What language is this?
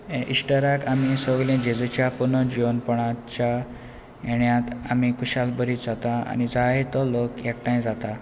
Konkani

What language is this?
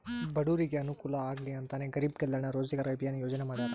Kannada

